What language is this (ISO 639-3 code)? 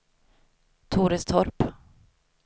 swe